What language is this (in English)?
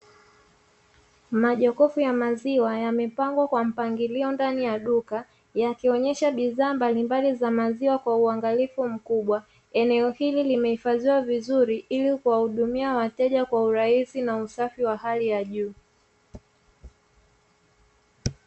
Swahili